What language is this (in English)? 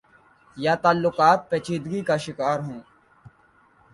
Urdu